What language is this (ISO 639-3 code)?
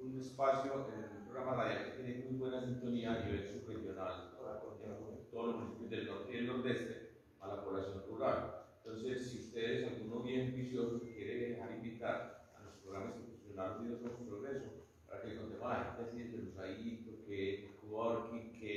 spa